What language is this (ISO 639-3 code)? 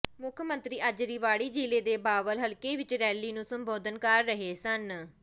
pan